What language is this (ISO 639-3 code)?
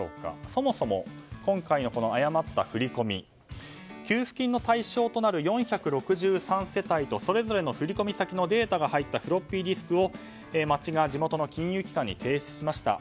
jpn